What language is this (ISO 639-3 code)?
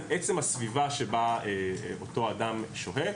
heb